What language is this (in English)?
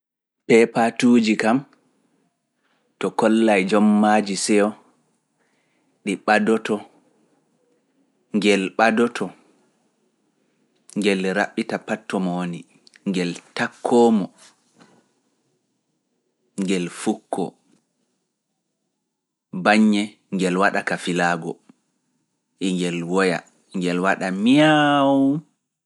Fula